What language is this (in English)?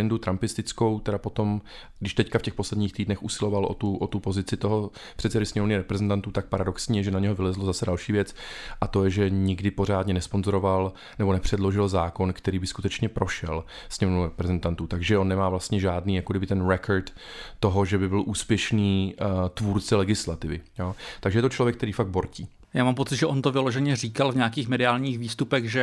Czech